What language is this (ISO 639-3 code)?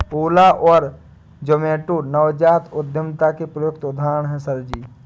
hin